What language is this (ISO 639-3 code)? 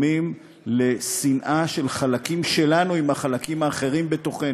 heb